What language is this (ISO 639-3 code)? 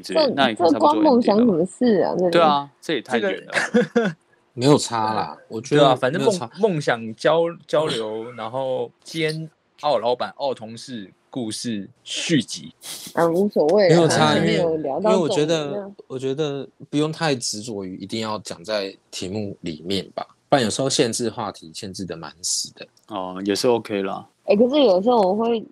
zho